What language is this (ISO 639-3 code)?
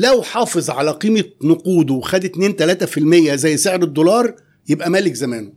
ara